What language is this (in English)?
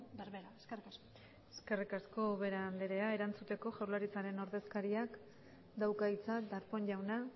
Basque